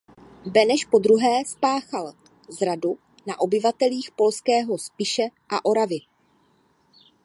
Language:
Czech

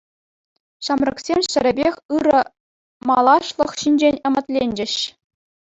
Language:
Chuvash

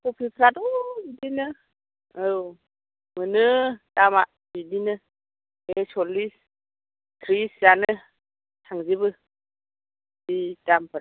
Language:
Bodo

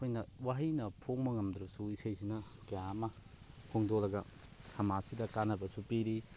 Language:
Manipuri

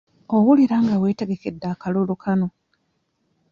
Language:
Ganda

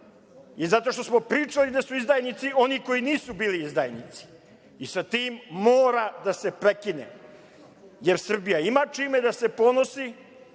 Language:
Serbian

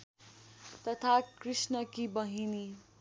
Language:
Nepali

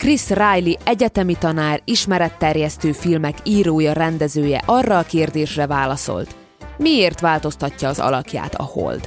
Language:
Hungarian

